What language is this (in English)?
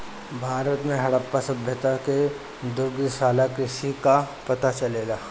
Bhojpuri